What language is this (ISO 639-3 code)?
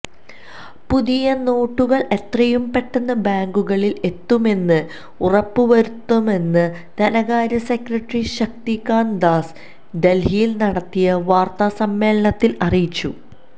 mal